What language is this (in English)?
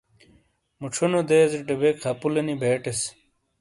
Shina